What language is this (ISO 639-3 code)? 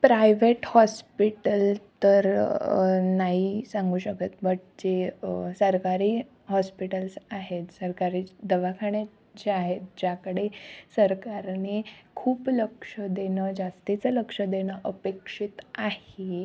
mar